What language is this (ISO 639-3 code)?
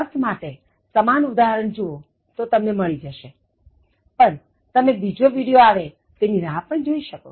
guj